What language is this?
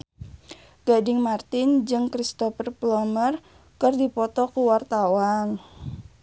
Sundanese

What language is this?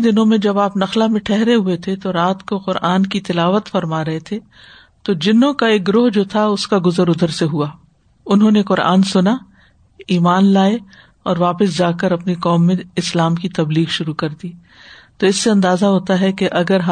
Urdu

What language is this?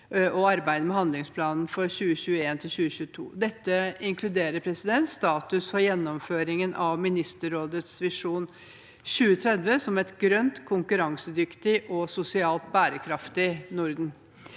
Norwegian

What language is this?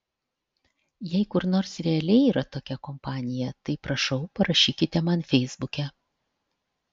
Lithuanian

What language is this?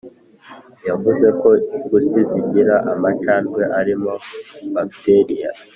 Kinyarwanda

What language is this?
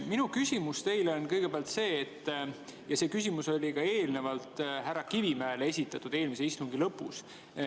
Estonian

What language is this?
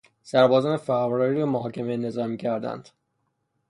Persian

